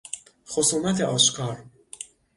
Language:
Persian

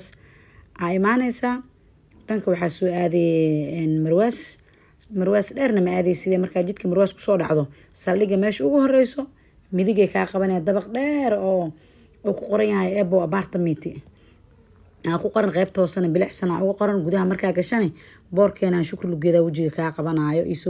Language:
Arabic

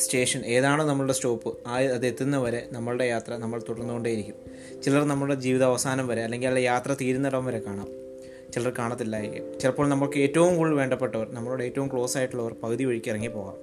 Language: Malayalam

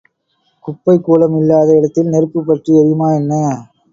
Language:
Tamil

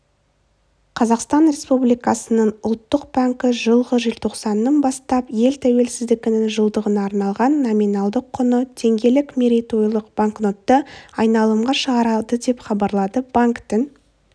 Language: Kazakh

